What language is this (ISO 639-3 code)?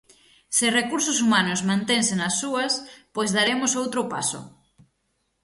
glg